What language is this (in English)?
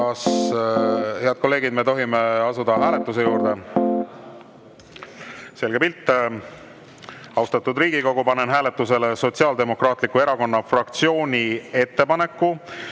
Estonian